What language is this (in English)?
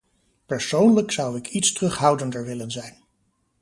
Dutch